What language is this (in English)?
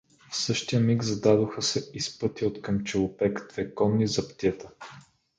Bulgarian